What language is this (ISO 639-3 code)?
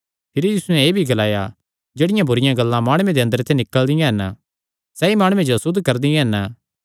xnr